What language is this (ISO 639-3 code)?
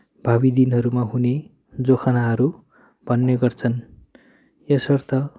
nep